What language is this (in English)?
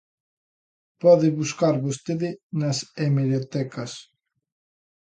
Galician